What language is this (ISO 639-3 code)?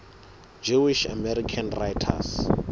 sot